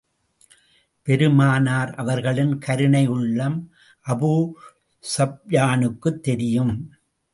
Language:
Tamil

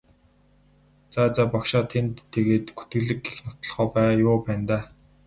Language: Mongolian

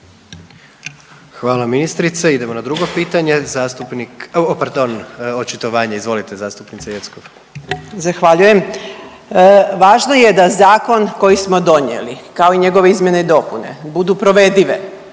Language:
Croatian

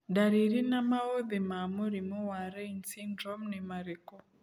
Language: Kikuyu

